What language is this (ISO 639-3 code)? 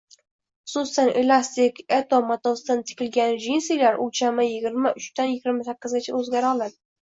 uzb